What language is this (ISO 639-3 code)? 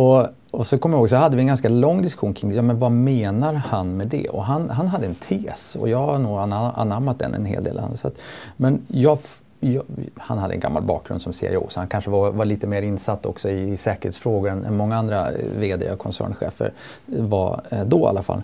swe